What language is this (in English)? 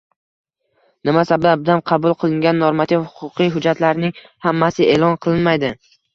Uzbek